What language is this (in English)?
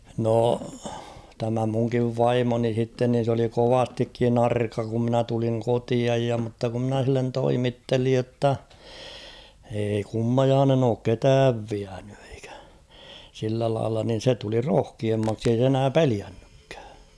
Finnish